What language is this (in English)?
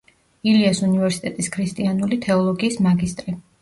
Georgian